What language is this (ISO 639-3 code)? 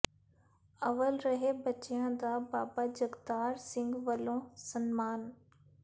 pan